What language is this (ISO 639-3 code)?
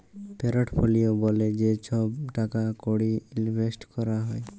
ben